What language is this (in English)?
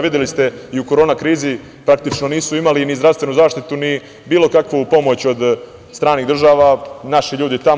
Serbian